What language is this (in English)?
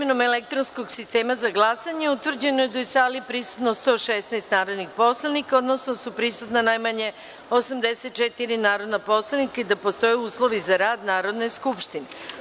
Serbian